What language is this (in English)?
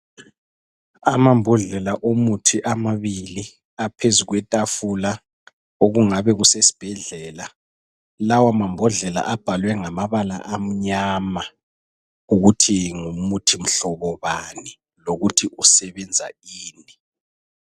North Ndebele